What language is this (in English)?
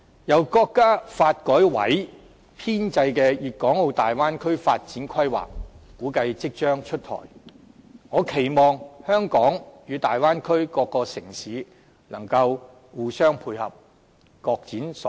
Cantonese